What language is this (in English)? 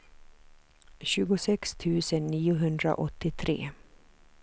Swedish